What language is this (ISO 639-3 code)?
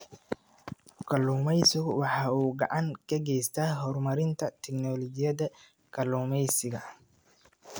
som